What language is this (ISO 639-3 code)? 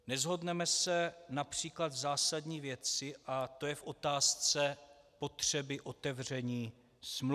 ces